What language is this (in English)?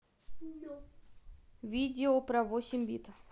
Russian